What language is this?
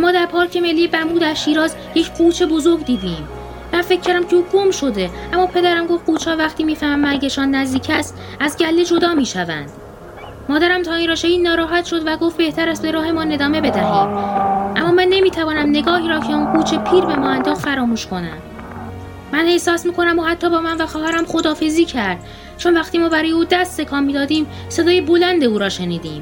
Persian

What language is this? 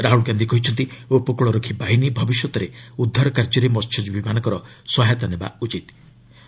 Odia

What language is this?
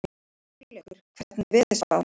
Icelandic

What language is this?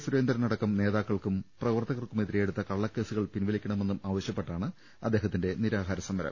Malayalam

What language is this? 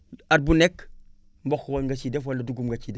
Wolof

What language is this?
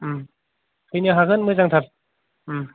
Bodo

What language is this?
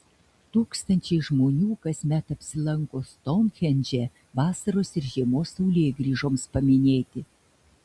Lithuanian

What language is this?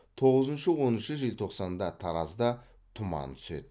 Kazakh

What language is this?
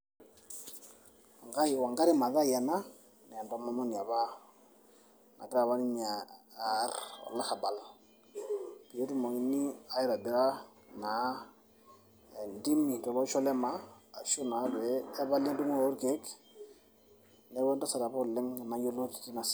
Masai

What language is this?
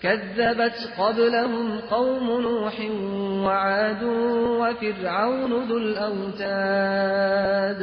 Persian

